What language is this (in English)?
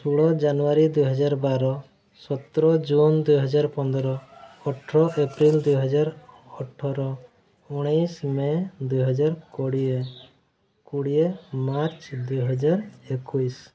Odia